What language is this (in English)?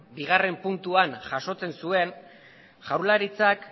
Basque